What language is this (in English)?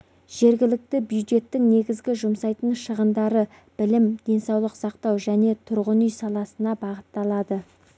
Kazakh